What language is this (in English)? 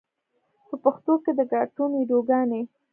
Pashto